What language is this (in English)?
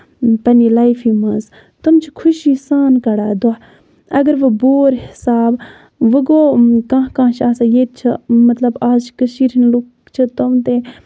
Kashmiri